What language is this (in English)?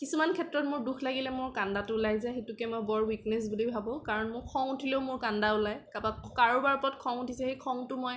Assamese